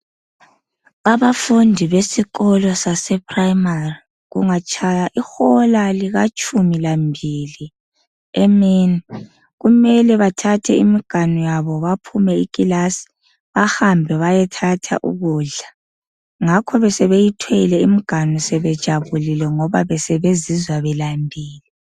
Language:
North Ndebele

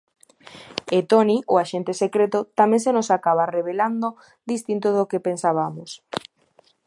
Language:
Galician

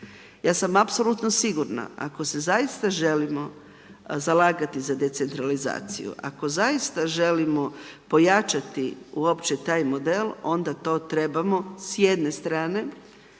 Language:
Croatian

